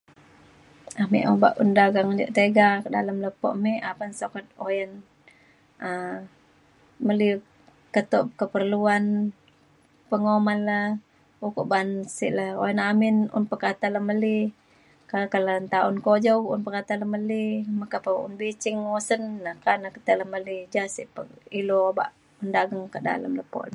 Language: Mainstream Kenyah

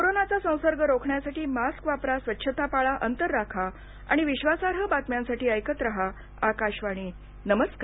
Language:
Marathi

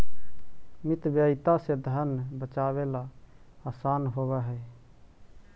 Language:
Magahi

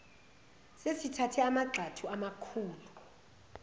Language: Zulu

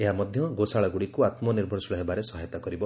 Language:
Odia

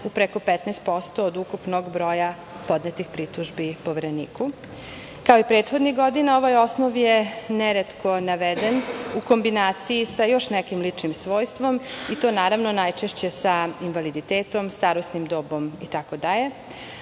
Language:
Serbian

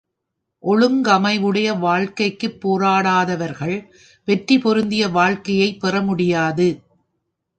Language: Tamil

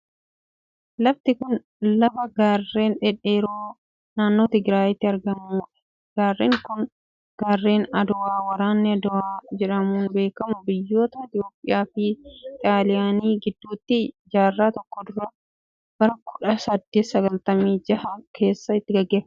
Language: Oromo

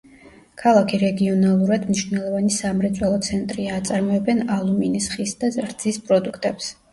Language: Georgian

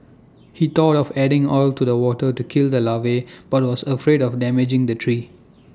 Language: English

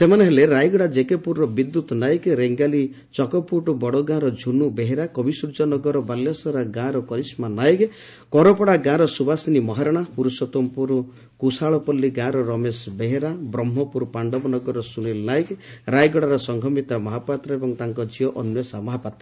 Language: Odia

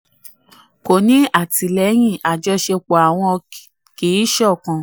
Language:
Yoruba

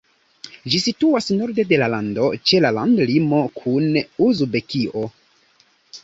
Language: Esperanto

